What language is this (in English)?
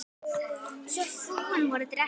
Icelandic